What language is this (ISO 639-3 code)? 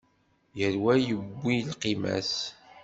kab